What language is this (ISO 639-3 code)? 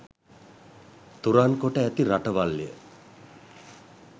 sin